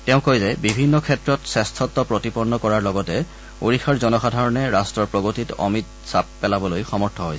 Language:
Assamese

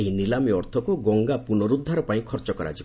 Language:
Odia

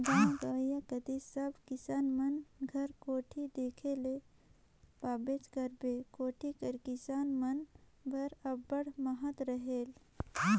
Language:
Chhattisgarhi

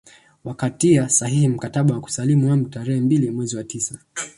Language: Swahili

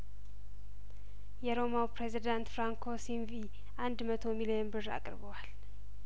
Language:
Amharic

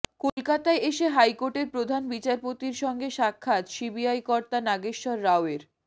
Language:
Bangla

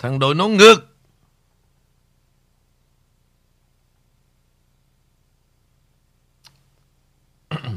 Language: Vietnamese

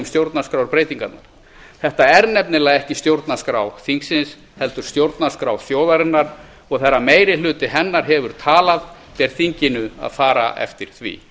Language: Icelandic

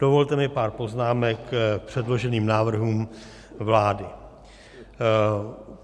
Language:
Czech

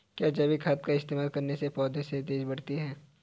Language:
Hindi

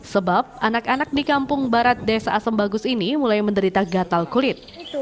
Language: Indonesian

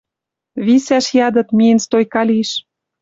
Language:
Western Mari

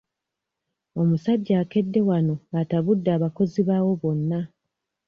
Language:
Ganda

